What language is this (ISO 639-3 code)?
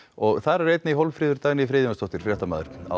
isl